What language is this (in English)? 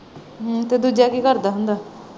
Punjabi